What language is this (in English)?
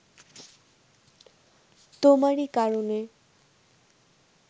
Bangla